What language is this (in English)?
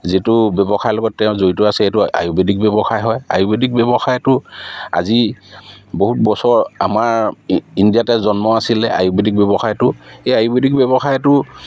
Assamese